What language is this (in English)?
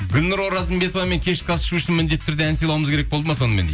Kazakh